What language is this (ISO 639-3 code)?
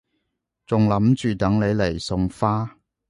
yue